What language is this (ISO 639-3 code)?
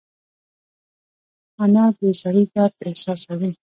pus